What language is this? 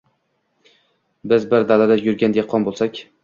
Uzbek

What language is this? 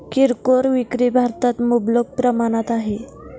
Marathi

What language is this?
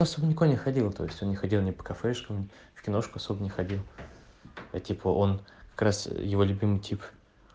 Russian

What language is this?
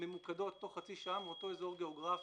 Hebrew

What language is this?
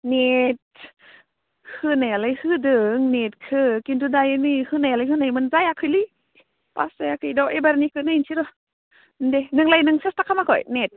Bodo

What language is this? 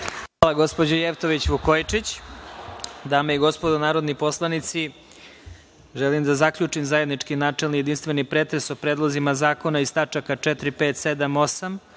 Serbian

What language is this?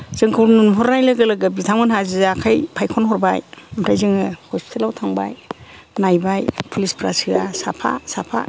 Bodo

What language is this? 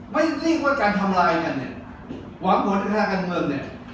Thai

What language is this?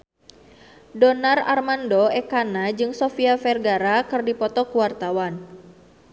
Sundanese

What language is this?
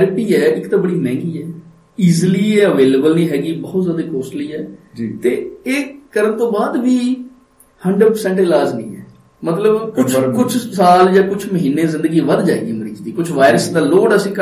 Punjabi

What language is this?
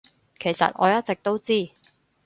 Cantonese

